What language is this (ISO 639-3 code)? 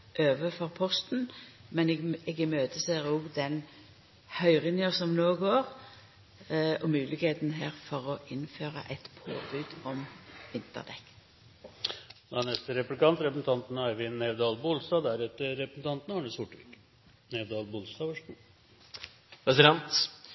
nno